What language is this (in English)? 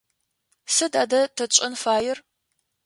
Adyghe